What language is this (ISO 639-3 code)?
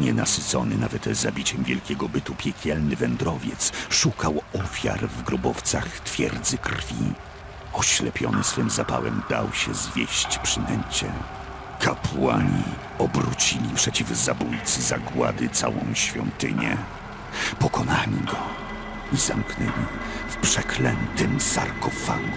pol